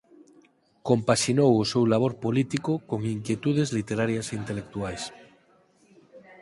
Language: Galician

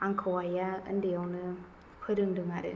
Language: Bodo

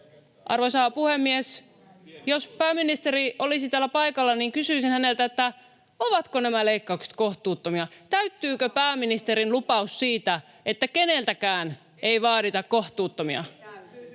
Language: Finnish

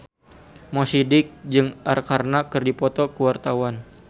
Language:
Sundanese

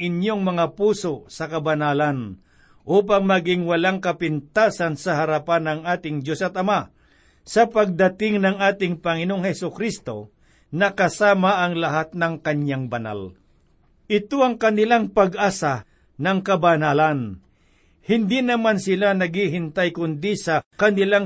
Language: Filipino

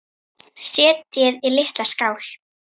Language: Icelandic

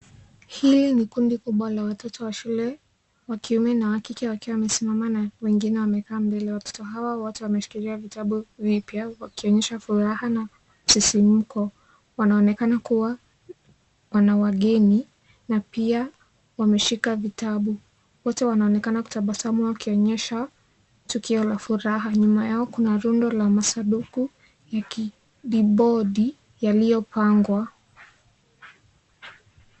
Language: Swahili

